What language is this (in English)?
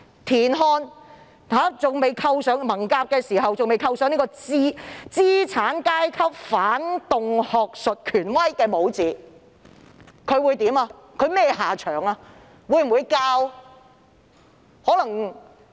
Cantonese